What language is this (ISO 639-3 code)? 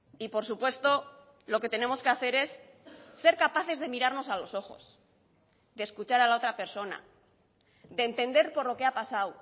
spa